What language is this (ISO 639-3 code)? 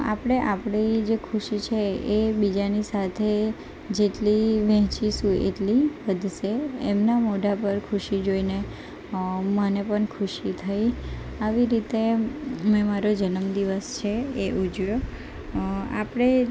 guj